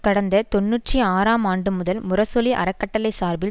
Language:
Tamil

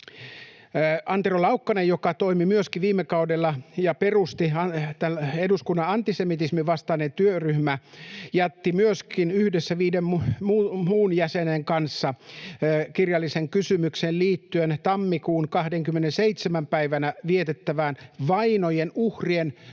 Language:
Finnish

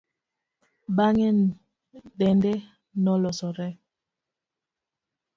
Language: Luo (Kenya and Tanzania)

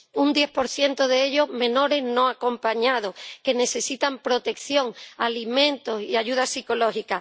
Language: Spanish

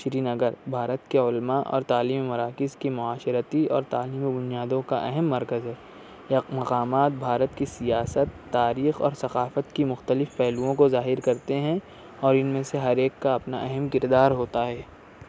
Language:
Urdu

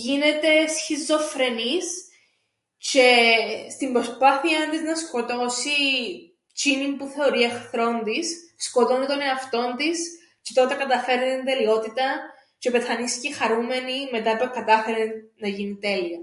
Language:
Greek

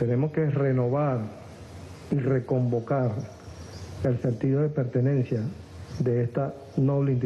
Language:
Spanish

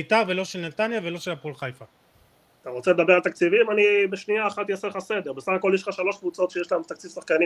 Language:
Hebrew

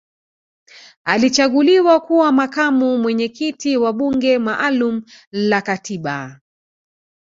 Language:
Swahili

